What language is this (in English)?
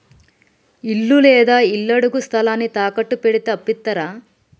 Telugu